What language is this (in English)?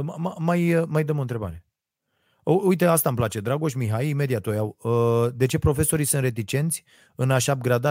Romanian